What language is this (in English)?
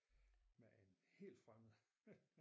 Danish